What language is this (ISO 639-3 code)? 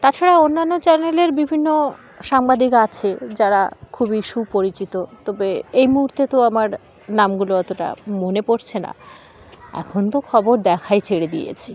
ben